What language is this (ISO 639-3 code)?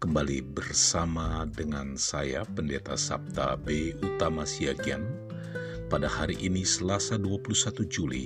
ind